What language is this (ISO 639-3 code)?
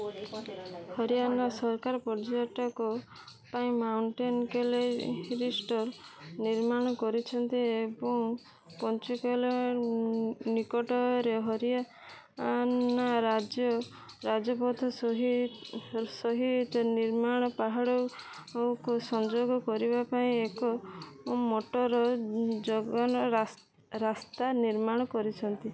ori